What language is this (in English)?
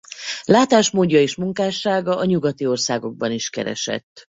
Hungarian